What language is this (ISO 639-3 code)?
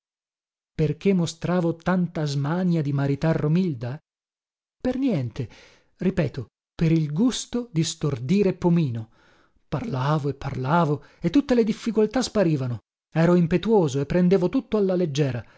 ita